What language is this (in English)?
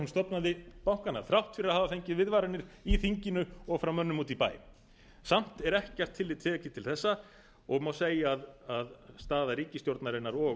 Icelandic